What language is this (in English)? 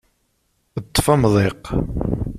Kabyle